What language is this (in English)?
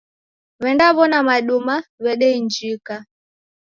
Taita